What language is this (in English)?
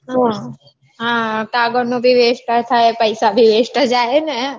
Gujarati